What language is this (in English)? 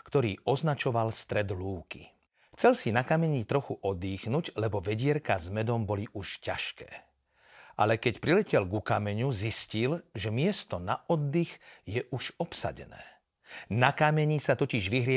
Slovak